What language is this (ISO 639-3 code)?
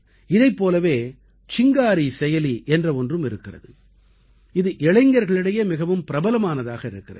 tam